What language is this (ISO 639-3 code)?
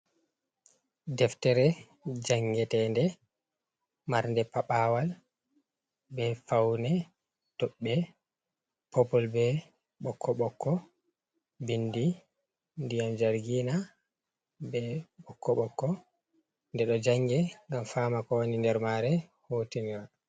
ful